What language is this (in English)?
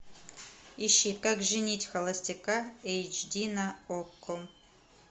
Russian